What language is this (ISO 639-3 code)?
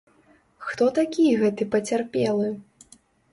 bel